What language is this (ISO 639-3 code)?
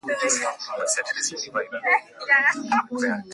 swa